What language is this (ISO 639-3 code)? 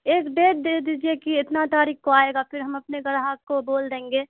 urd